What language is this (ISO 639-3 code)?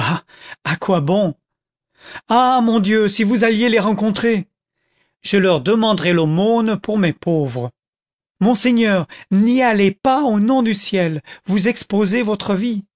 fra